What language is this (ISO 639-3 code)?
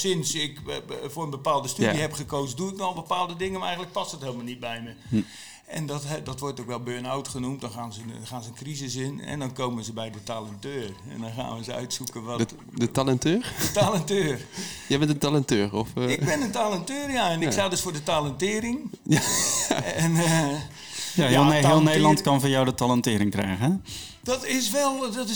nld